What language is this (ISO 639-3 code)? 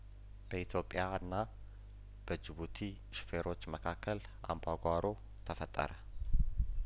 amh